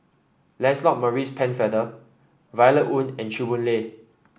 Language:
English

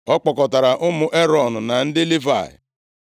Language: Igbo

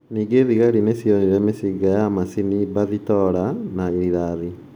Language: Kikuyu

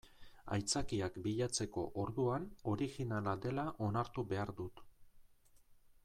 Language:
Basque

